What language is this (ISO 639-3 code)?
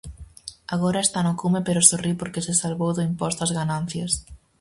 glg